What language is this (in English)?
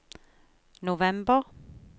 Norwegian